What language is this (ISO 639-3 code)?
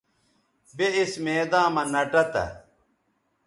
btv